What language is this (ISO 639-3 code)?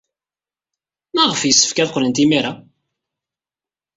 kab